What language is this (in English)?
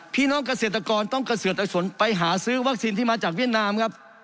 Thai